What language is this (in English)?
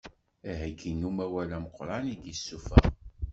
Kabyle